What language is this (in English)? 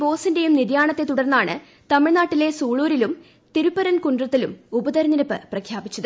Malayalam